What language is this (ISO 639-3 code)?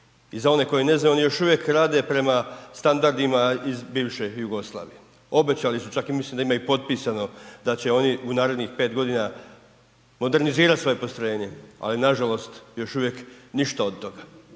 hrv